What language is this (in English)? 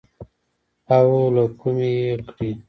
Pashto